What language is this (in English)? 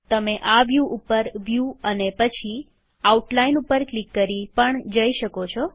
Gujarati